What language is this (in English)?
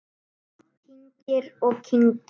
Icelandic